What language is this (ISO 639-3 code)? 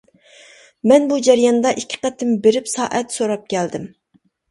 uig